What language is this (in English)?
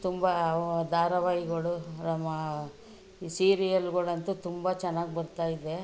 Kannada